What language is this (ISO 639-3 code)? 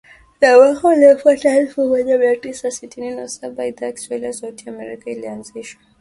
swa